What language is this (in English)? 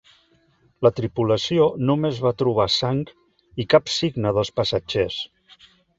Catalan